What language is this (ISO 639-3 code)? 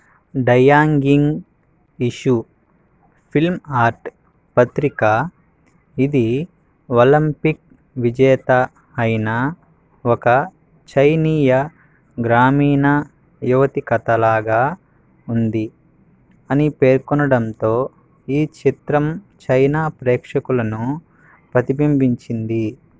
tel